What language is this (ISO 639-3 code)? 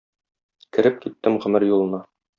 tat